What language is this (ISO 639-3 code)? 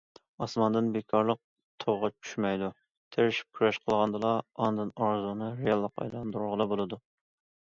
uig